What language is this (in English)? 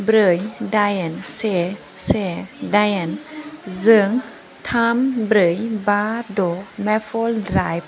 Bodo